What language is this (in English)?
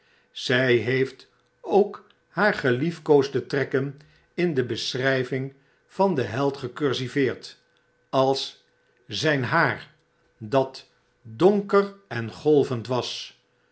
Dutch